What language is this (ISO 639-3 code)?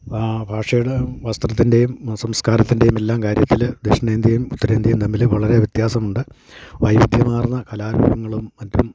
mal